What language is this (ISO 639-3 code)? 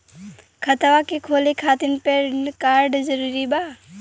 bho